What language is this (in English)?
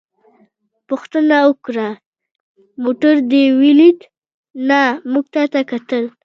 Pashto